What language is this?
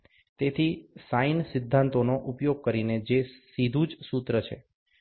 Gujarati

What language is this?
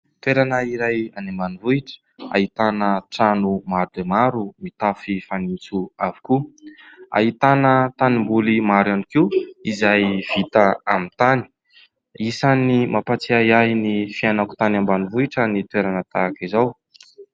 Malagasy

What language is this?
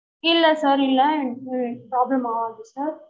Tamil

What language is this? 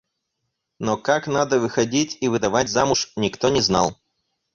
Russian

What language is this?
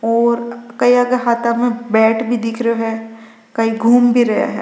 Rajasthani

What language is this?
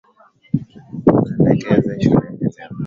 Swahili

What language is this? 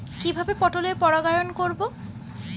Bangla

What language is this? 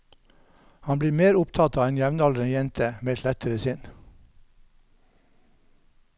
Norwegian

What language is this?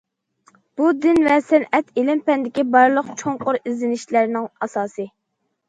Uyghur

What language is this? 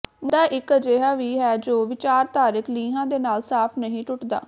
Punjabi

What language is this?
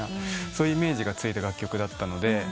Japanese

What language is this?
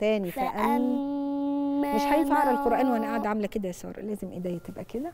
Arabic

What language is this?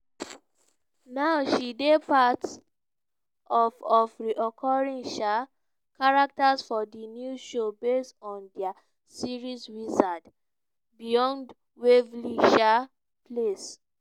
Nigerian Pidgin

